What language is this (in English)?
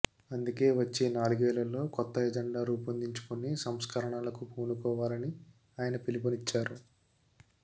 Telugu